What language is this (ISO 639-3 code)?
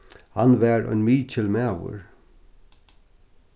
fao